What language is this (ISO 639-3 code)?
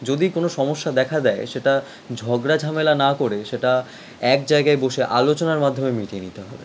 ben